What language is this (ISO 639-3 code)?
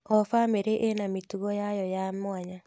kik